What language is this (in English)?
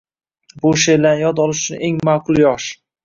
Uzbek